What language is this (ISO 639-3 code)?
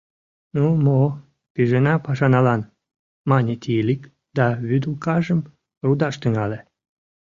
chm